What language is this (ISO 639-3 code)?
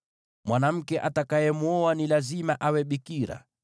swa